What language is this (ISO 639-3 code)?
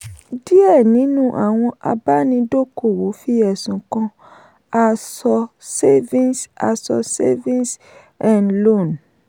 yor